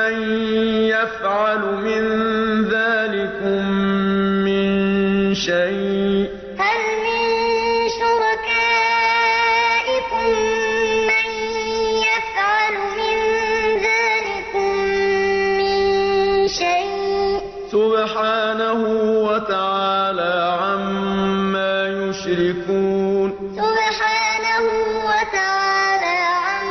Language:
Arabic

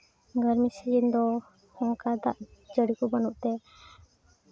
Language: Santali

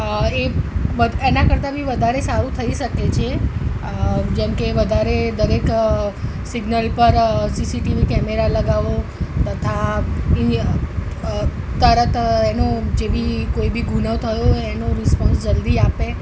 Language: Gujarati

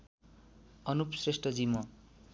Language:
Nepali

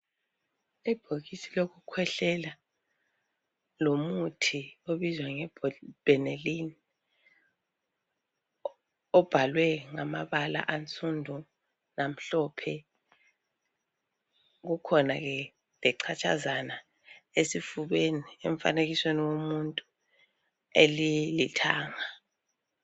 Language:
North Ndebele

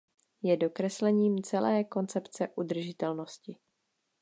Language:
Czech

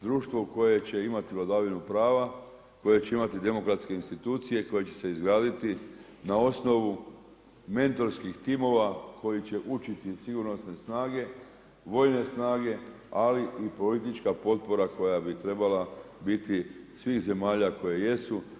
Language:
Croatian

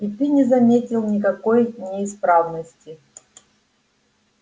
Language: Russian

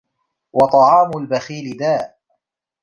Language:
Arabic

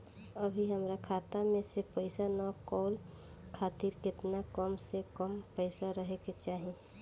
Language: Bhojpuri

